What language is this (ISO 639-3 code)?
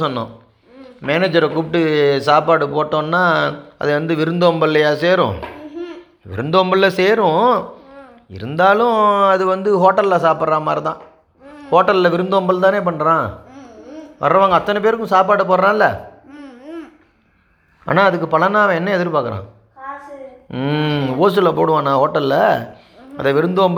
tam